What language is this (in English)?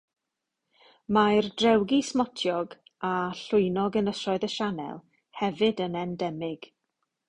Welsh